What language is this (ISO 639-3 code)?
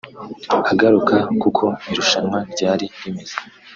kin